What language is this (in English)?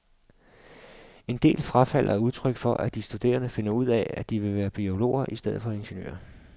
Danish